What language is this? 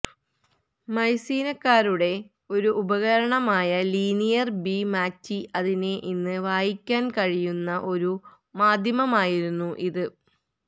Malayalam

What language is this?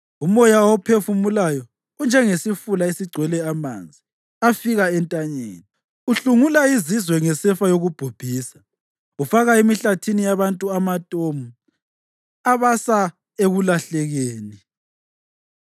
North Ndebele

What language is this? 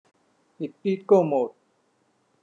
Thai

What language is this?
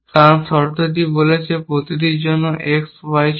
Bangla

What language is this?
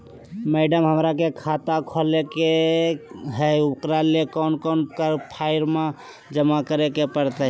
Magahi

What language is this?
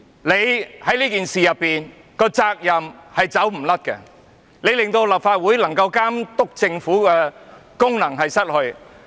Cantonese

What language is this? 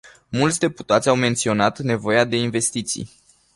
Romanian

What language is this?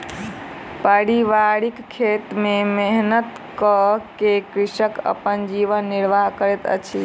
Maithili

